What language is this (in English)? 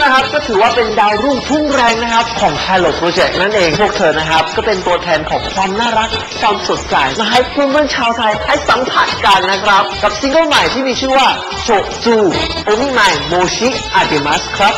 Thai